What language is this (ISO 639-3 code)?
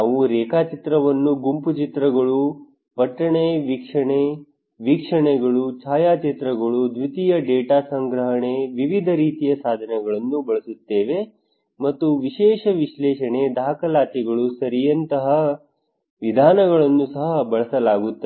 kan